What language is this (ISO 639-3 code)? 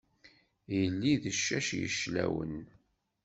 kab